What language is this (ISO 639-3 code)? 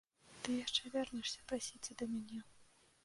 bel